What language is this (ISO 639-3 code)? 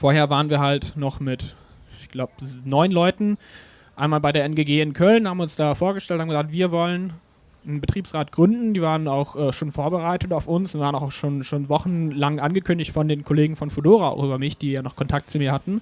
deu